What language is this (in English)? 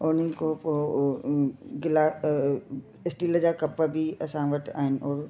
Sindhi